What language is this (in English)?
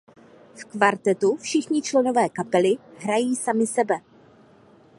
Czech